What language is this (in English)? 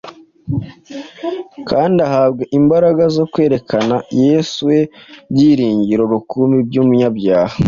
Kinyarwanda